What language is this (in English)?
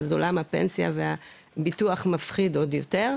Hebrew